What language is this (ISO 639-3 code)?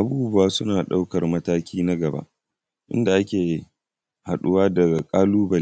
hau